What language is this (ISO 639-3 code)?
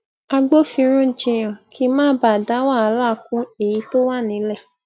yor